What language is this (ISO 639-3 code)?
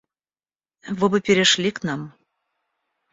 rus